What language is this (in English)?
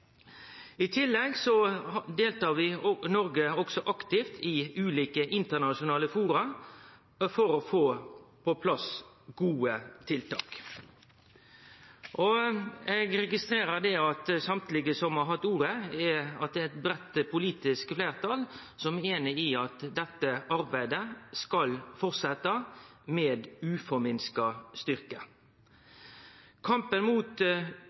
Norwegian Nynorsk